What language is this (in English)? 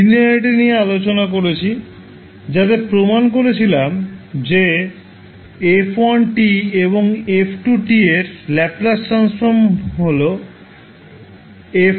Bangla